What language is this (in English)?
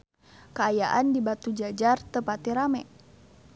Sundanese